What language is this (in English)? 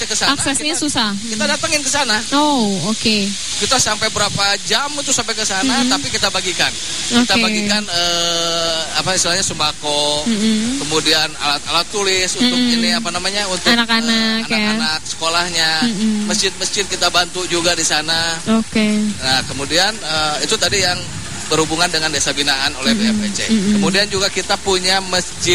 Indonesian